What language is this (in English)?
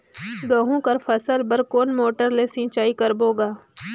Chhattisgarhi